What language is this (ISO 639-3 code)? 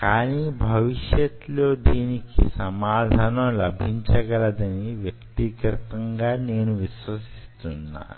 tel